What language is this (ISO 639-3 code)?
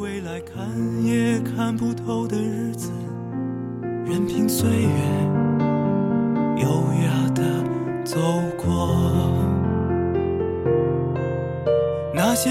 zho